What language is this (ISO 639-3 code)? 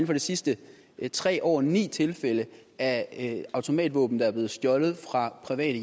dan